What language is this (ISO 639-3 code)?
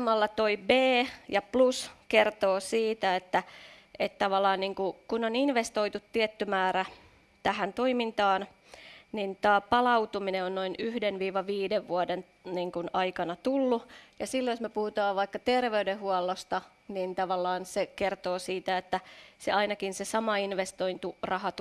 fin